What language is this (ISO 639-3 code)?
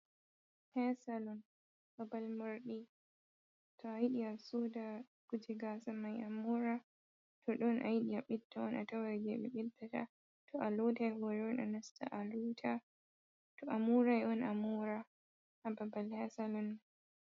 ful